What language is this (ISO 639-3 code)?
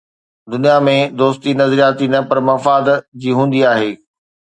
snd